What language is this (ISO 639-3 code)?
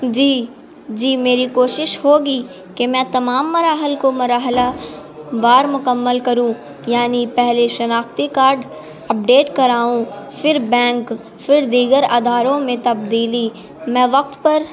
urd